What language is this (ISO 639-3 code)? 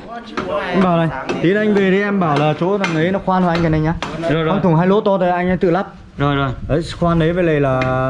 vie